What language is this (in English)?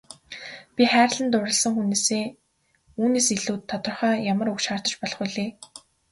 Mongolian